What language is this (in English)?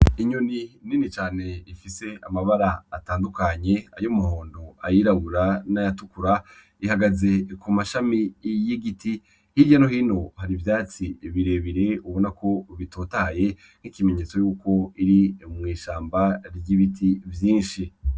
Rundi